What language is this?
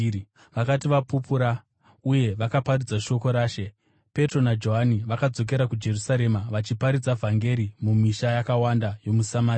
Shona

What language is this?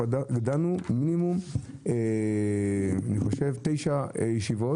Hebrew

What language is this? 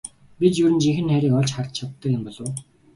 Mongolian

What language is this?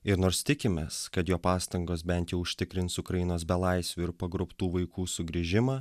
Lithuanian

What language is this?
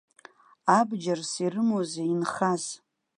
Abkhazian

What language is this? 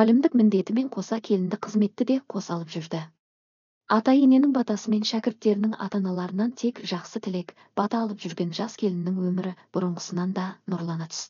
Turkish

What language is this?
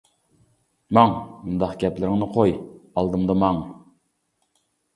Uyghur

